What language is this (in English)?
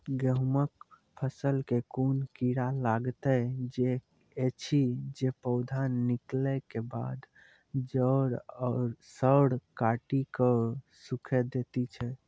Maithili